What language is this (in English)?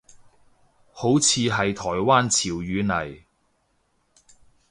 Cantonese